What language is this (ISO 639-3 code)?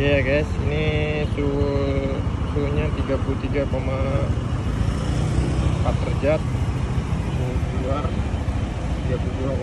ind